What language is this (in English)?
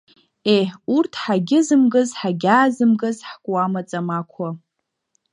Abkhazian